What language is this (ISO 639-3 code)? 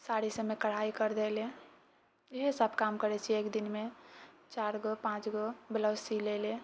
mai